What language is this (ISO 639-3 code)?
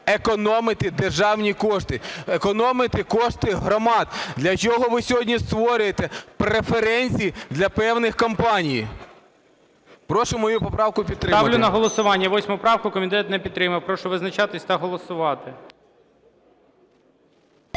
ukr